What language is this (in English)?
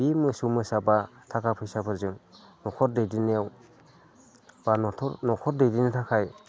Bodo